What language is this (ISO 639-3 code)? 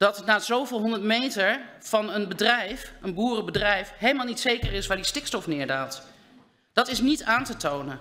nld